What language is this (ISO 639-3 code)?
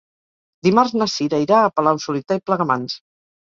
cat